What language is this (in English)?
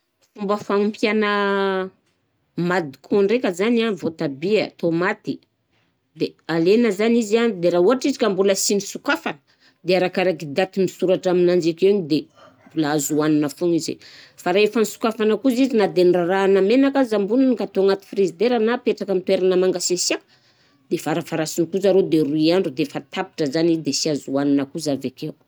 Southern Betsimisaraka Malagasy